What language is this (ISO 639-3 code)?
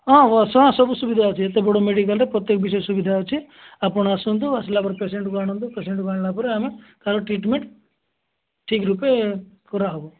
ori